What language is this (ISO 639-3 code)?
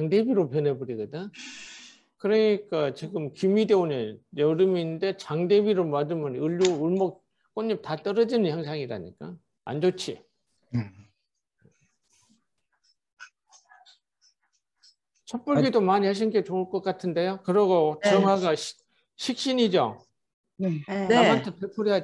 kor